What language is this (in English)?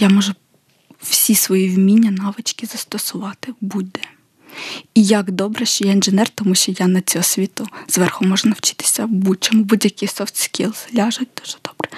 Ukrainian